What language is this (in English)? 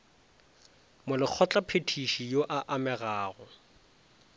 Northern Sotho